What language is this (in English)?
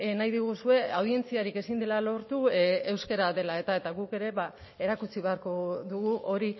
Basque